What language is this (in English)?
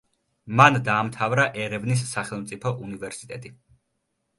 Georgian